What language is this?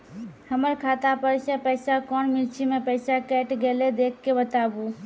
Maithili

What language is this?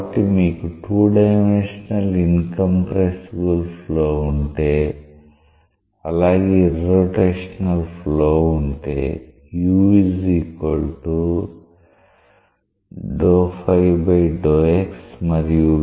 Telugu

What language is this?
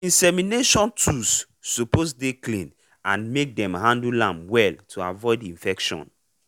Nigerian Pidgin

